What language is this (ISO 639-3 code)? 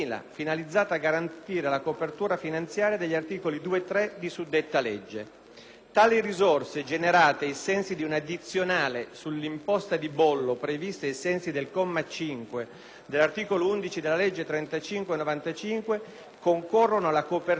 ita